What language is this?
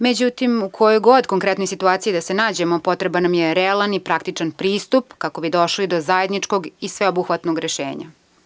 Serbian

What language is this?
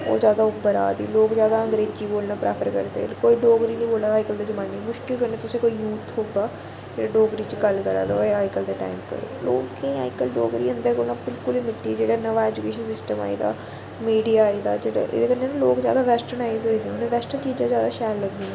Dogri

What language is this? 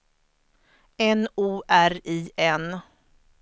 Swedish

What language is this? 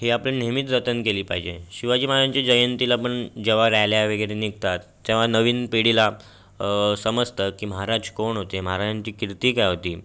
Marathi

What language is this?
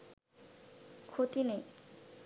Bangla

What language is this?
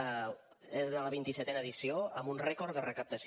Catalan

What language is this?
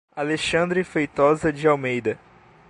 Portuguese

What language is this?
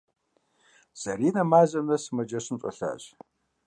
Kabardian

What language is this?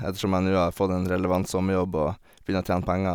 Norwegian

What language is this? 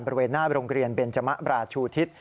Thai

